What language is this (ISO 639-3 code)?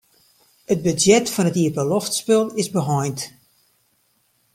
fry